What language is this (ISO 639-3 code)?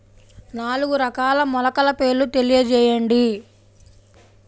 tel